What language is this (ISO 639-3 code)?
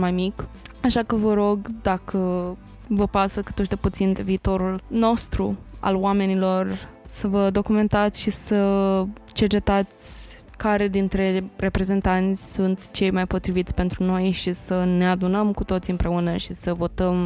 ron